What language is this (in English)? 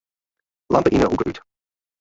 Western Frisian